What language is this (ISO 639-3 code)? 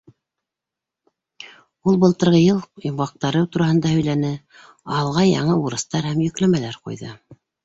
bak